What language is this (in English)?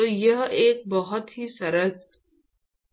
Hindi